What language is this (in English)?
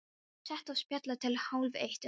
Icelandic